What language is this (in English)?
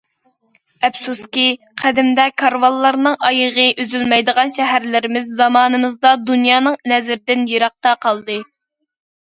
Uyghur